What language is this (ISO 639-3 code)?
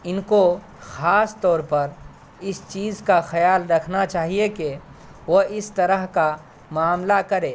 urd